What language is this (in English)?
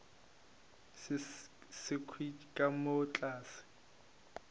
Northern Sotho